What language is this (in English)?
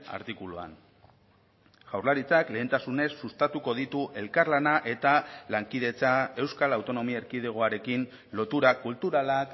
Basque